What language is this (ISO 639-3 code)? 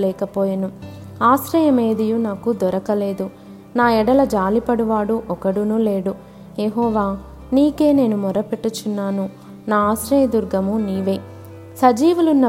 tel